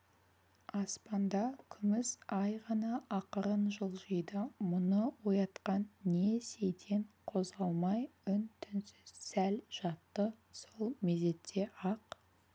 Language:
Kazakh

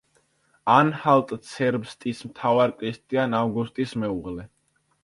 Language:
Georgian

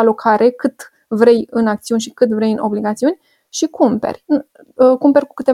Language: Romanian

